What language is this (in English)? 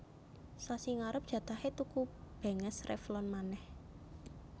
Javanese